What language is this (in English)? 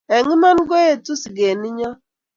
Kalenjin